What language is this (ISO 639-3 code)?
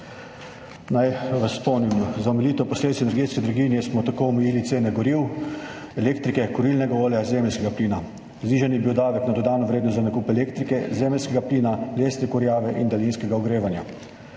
slv